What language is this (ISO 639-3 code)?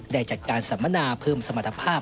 tha